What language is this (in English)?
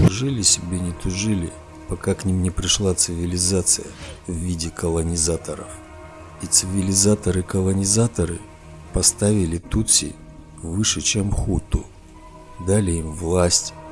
Russian